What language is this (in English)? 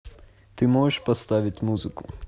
Russian